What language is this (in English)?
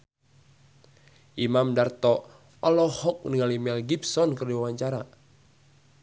Sundanese